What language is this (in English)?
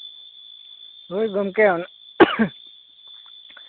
Santali